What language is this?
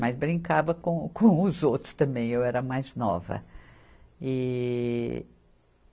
Portuguese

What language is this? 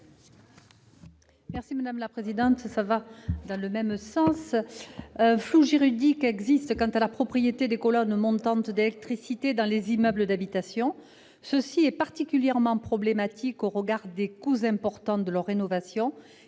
French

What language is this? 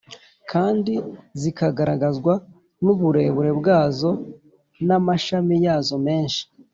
Kinyarwanda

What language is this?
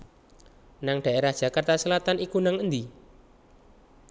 Javanese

